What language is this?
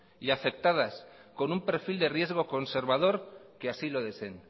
Spanish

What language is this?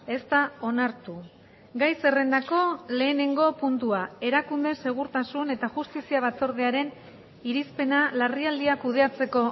Basque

